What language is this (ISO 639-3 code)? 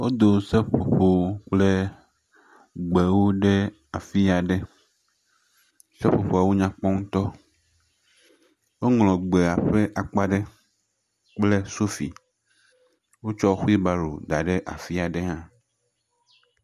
ewe